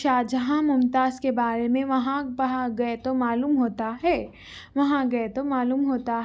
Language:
Urdu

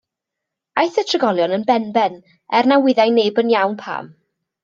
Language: Welsh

